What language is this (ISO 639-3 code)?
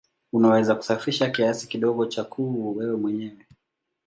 swa